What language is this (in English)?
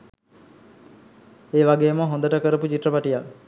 Sinhala